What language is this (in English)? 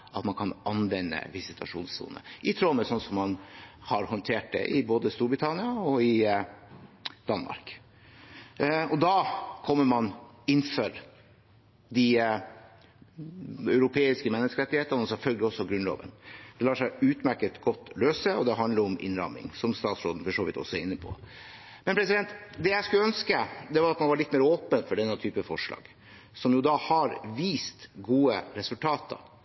Norwegian Bokmål